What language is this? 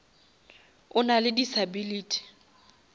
Northern Sotho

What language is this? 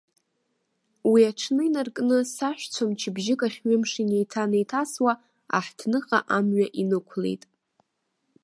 Abkhazian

